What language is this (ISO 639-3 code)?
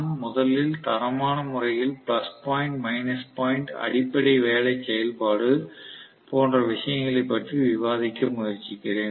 tam